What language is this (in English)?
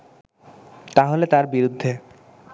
Bangla